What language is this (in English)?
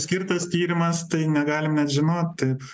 Lithuanian